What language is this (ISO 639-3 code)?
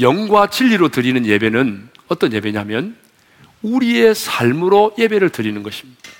kor